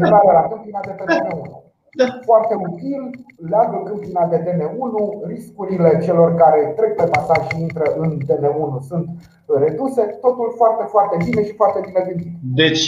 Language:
Romanian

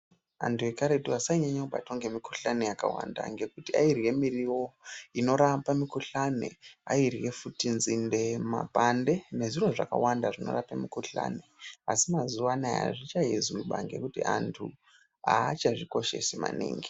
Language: Ndau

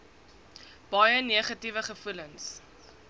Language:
Afrikaans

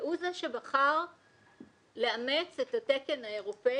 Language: Hebrew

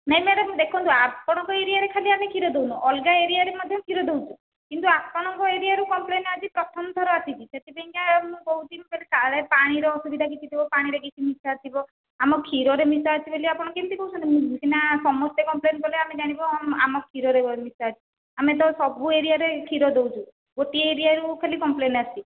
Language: Odia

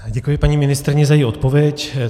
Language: Czech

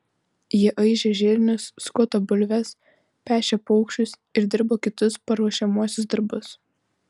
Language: Lithuanian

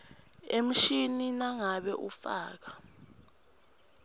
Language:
Swati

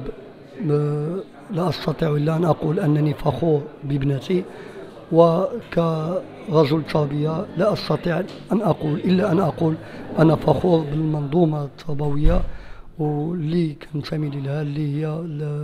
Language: Arabic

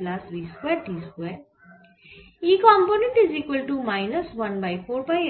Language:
Bangla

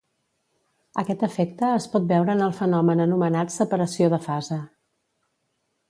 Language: Catalan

